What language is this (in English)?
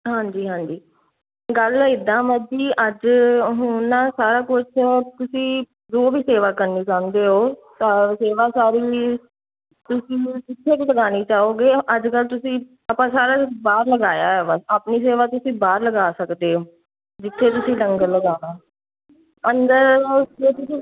Punjabi